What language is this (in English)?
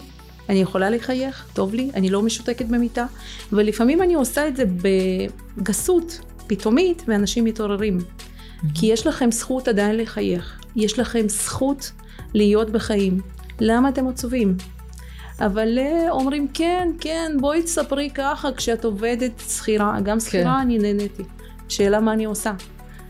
Hebrew